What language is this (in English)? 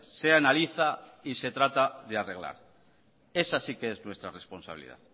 Spanish